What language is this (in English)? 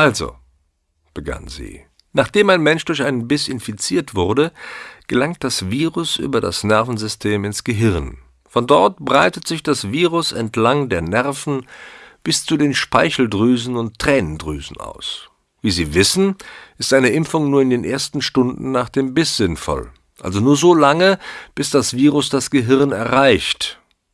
German